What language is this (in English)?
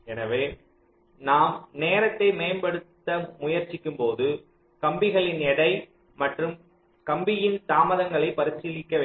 Tamil